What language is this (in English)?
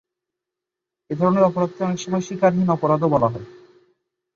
Bangla